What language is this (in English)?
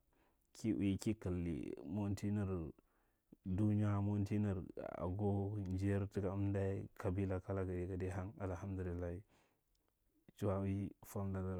Marghi Central